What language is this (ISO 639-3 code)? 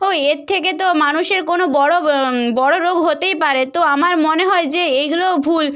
ben